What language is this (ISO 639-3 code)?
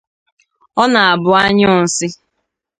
ibo